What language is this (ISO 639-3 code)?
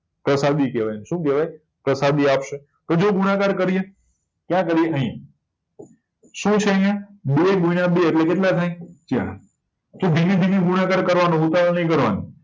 guj